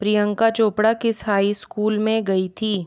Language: Hindi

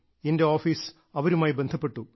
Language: Malayalam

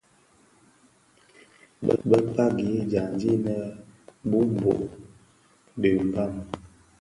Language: Bafia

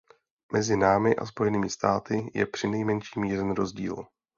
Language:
Czech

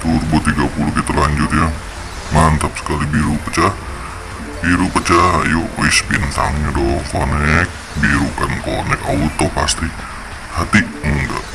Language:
Indonesian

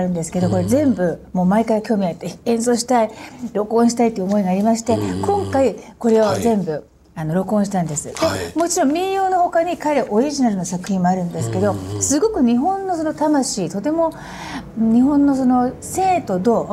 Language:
Japanese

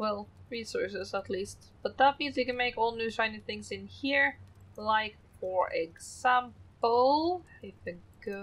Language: English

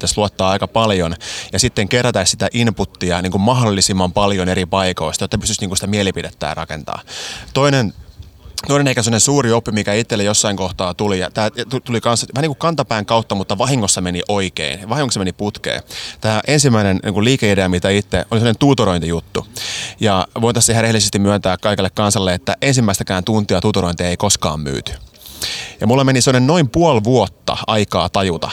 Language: Finnish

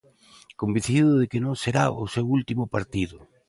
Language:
Galician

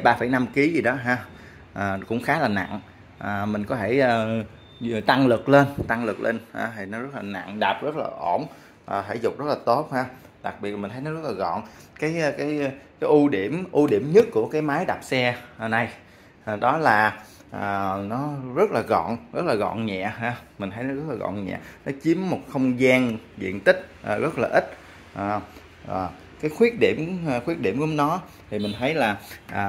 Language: Vietnamese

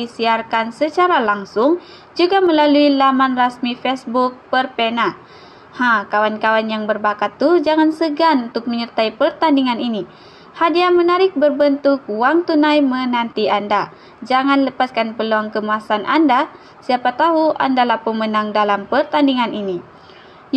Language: Malay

